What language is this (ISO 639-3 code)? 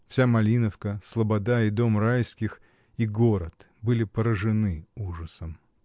rus